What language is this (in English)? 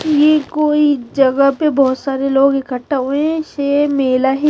Hindi